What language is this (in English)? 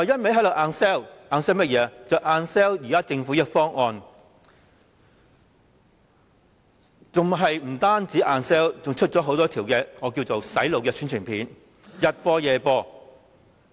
Cantonese